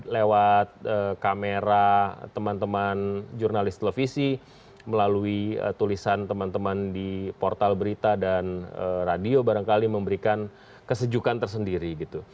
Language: Indonesian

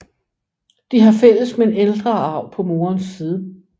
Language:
Danish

